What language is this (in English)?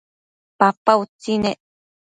Matsés